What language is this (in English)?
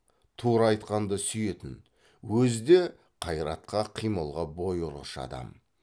Kazakh